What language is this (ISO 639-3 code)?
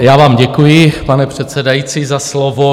ces